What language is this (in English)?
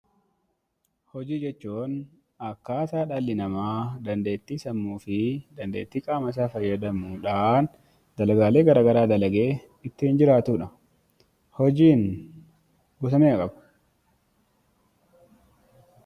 Oromo